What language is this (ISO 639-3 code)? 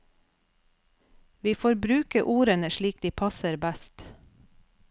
nor